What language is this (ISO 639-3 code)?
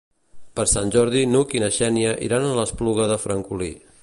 cat